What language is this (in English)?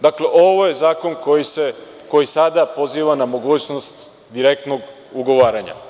Serbian